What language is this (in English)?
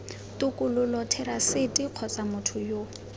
Tswana